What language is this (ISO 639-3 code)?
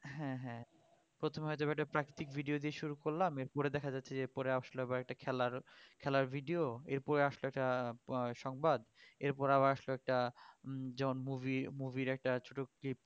ben